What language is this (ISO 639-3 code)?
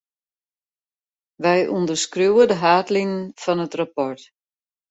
fry